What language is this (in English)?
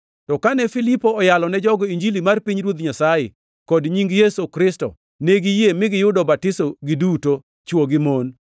Luo (Kenya and Tanzania)